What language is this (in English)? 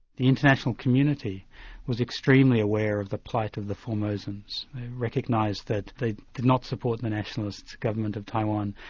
English